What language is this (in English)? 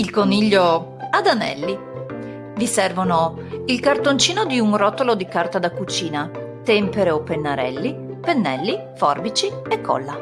Italian